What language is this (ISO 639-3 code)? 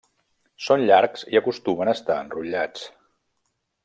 cat